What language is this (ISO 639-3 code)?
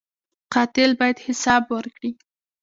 pus